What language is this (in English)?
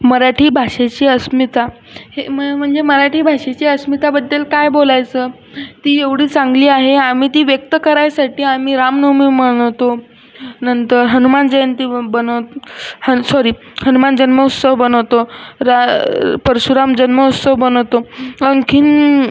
Marathi